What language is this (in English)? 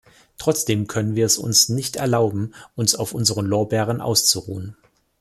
German